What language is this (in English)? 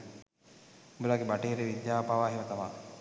Sinhala